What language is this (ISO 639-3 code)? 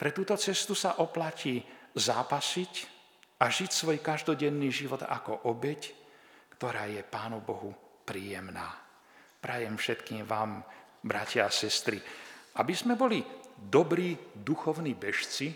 slk